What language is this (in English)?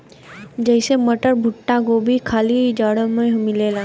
Bhojpuri